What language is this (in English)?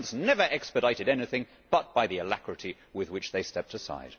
English